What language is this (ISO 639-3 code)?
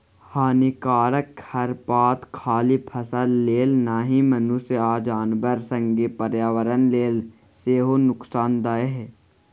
mai